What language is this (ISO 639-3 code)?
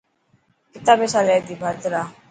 mki